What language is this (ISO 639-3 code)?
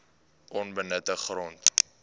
afr